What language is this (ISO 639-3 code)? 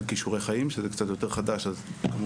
heb